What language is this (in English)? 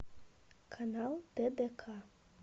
Russian